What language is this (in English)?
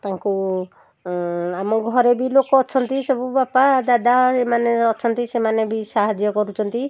Odia